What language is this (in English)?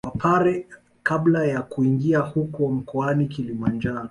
Swahili